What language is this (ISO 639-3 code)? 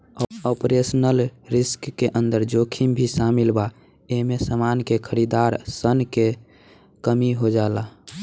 bho